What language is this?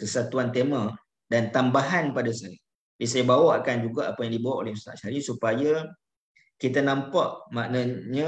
Malay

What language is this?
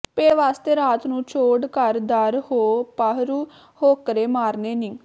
Punjabi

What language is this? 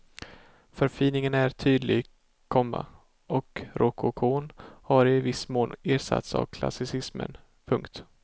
Swedish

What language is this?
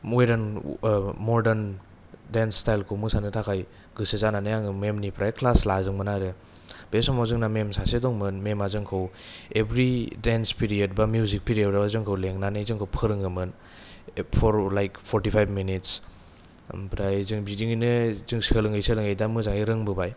Bodo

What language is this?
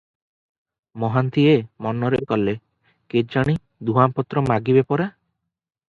Odia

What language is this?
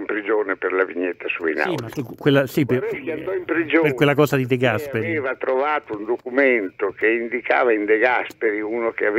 Italian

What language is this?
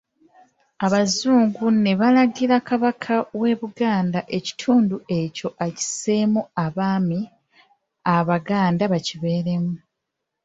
Ganda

